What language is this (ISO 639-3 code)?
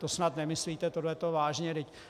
ces